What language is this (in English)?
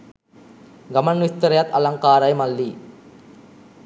Sinhala